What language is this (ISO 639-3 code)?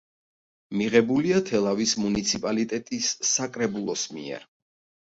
kat